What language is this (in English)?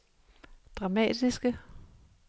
Danish